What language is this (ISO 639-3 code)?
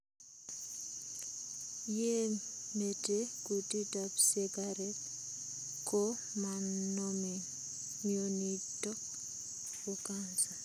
kln